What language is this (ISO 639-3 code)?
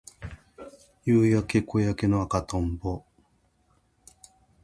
jpn